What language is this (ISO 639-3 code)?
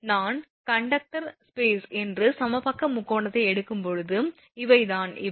tam